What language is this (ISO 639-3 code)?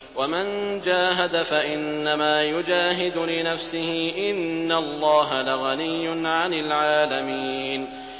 ara